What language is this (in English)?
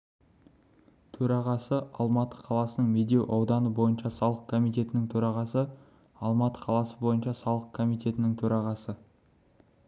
Kazakh